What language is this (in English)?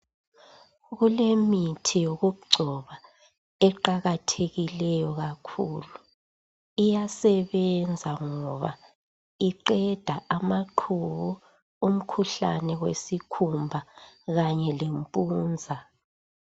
North Ndebele